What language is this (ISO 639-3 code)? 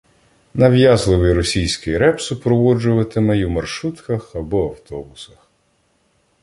ukr